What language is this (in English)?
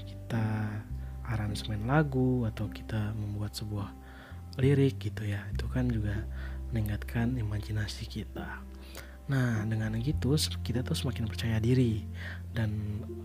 Indonesian